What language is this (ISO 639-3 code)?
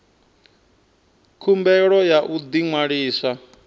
ven